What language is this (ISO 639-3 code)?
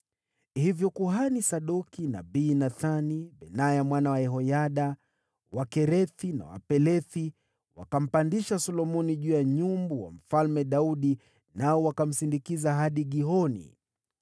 swa